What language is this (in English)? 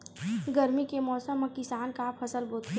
Chhattisgarhi